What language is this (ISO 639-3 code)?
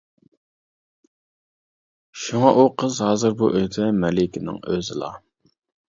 uig